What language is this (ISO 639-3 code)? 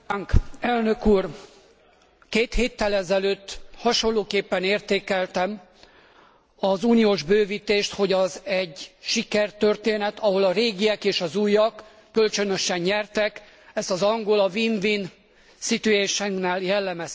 hun